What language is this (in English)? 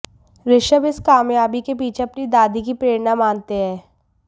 Hindi